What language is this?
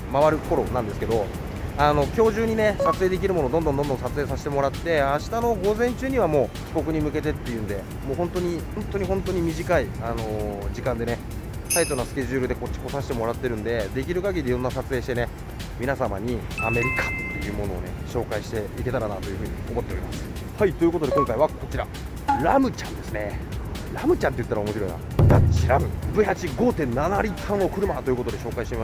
Japanese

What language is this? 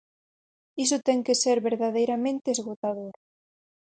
Galician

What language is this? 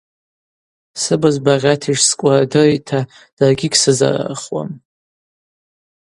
Abaza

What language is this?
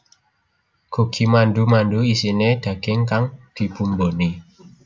Javanese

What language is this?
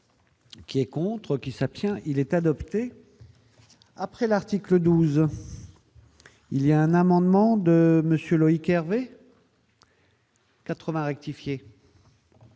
French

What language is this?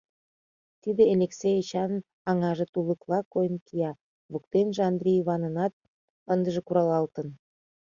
Mari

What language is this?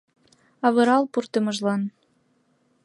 Mari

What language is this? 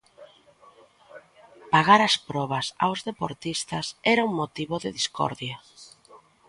Galician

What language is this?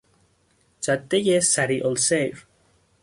Persian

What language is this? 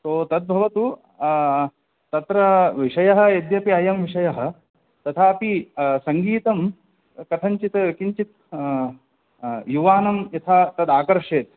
Sanskrit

